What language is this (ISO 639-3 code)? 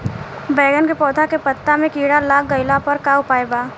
bho